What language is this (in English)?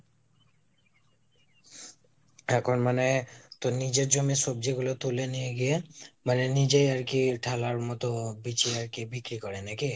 Bangla